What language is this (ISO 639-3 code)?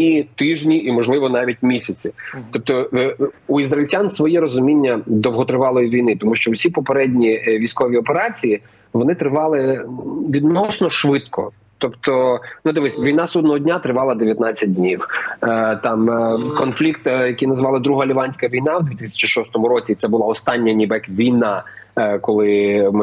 ukr